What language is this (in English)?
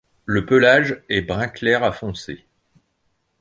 French